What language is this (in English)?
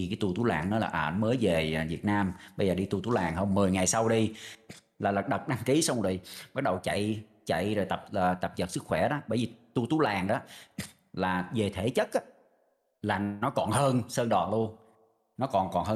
Vietnamese